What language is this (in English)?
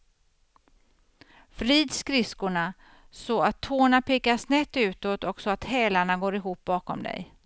Swedish